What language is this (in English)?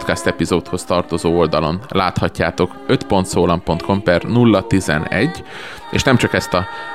Hungarian